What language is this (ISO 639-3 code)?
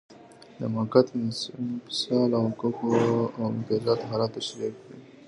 pus